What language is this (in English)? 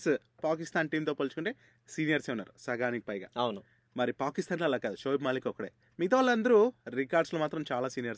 Telugu